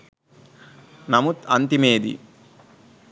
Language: Sinhala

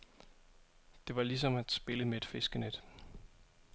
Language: Danish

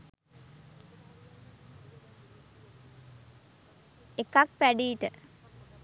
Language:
Sinhala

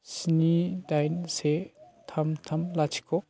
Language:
Bodo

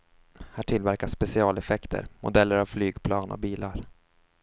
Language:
Swedish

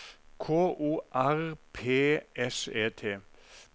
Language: Norwegian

